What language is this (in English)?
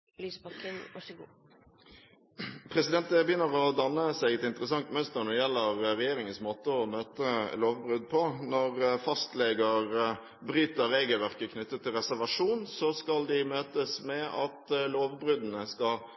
Norwegian